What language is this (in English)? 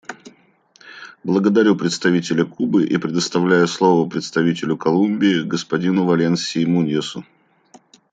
Russian